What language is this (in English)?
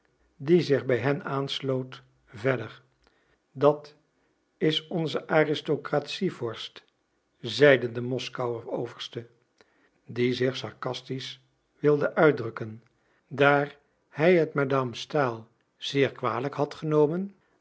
Dutch